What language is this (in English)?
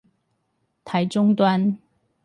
Chinese